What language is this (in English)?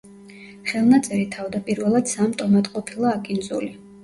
Georgian